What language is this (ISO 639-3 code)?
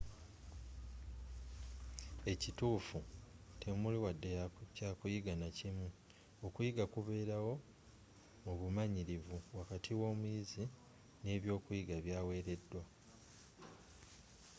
lug